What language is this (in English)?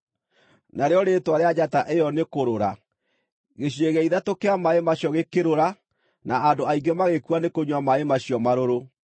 Kikuyu